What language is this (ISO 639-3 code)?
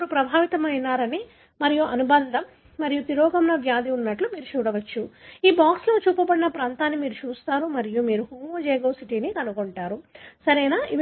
tel